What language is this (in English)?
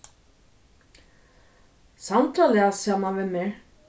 Faroese